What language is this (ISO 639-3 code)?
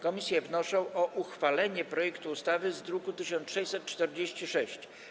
pol